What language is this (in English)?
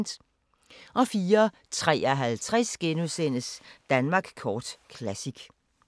Danish